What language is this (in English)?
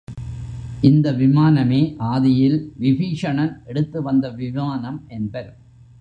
Tamil